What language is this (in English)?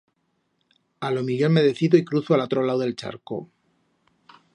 Aragonese